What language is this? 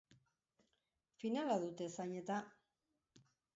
Basque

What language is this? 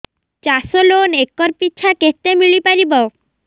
Odia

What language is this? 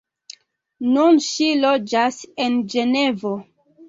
Esperanto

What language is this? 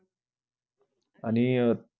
Marathi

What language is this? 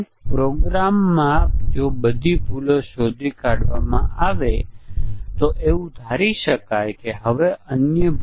Gujarati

